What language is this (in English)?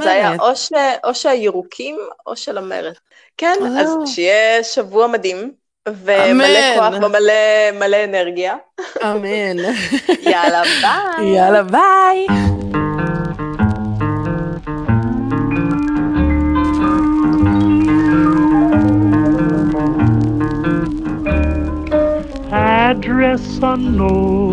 Hebrew